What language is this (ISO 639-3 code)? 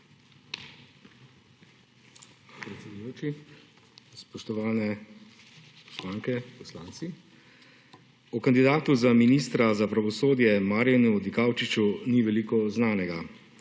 slv